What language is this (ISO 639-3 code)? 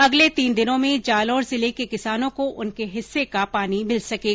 hin